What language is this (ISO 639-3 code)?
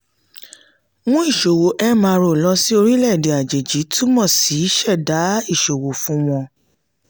yor